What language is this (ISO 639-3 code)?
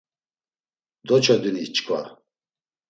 lzz